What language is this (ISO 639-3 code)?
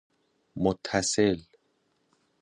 fas